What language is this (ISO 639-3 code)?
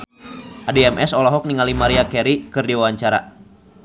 sun